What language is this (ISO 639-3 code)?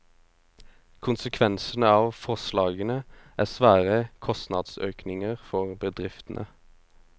nor